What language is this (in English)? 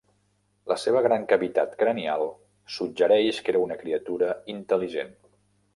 Catalan